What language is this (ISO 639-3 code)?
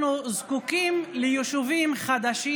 heb